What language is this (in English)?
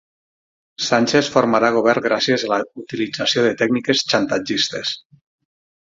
Catalan